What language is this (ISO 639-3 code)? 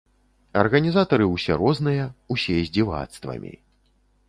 bel